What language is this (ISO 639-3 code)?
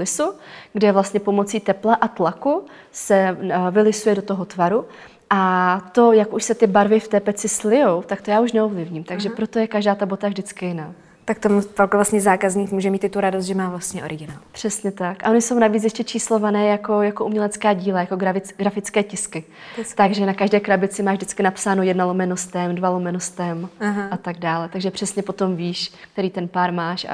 ces